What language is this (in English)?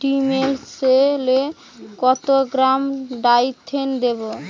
Bangla